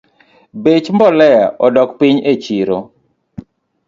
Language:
Luo (Kenya and Tanzania)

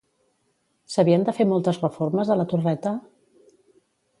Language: Catalan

